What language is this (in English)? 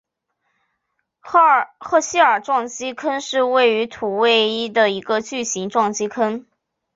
Chinese